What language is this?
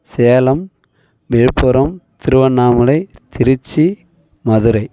Tamil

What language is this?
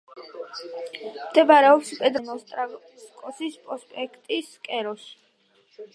Georgian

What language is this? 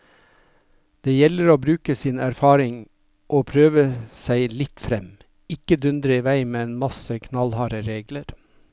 Norwegian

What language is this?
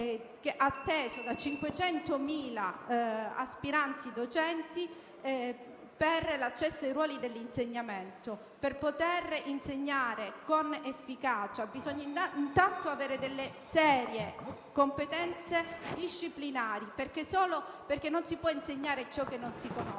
Italian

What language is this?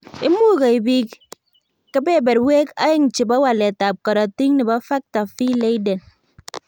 Kalenjin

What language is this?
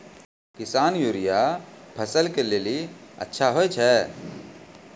Maithili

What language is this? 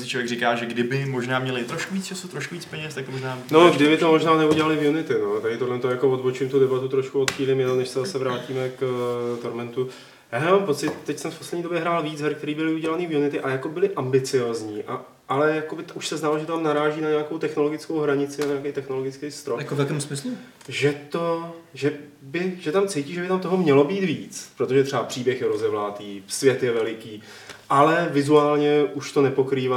Czech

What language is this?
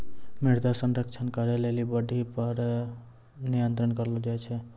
Maithili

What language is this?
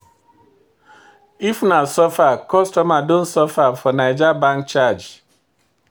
Nigerian Pidgin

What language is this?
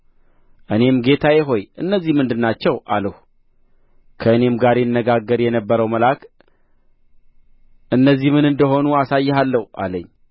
Amharic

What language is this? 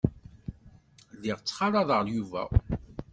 Kabyle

